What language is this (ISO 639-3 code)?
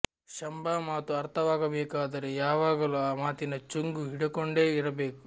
kan